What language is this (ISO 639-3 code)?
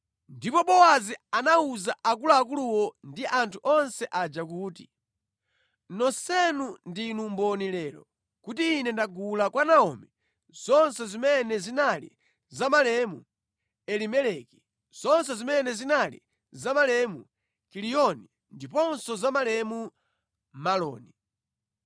nya